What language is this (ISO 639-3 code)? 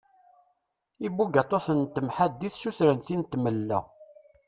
kab